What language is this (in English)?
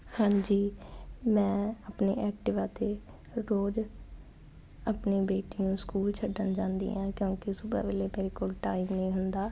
Punjabi